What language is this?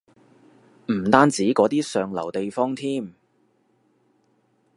Cantonese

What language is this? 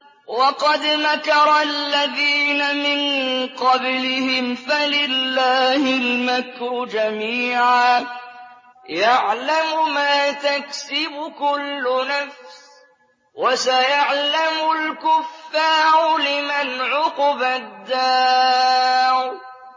Arabic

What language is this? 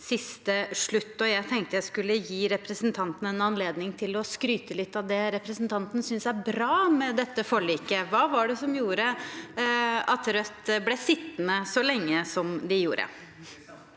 Norwegian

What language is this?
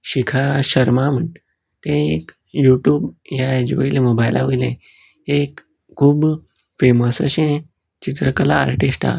Konkani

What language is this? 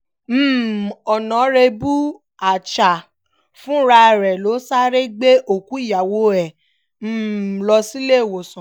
Yoruba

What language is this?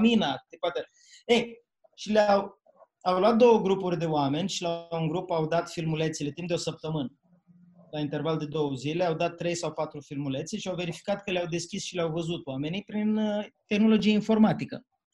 Romanian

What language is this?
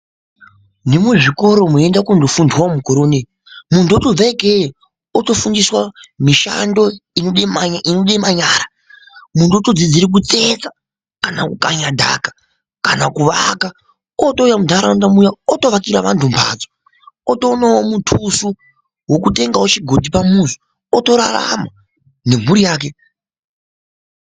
Ndau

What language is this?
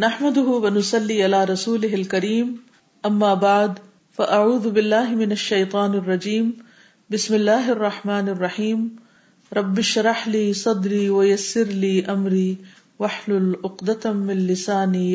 Urdu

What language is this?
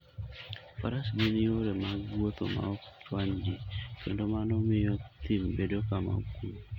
Luo (Kenya and Tanzania)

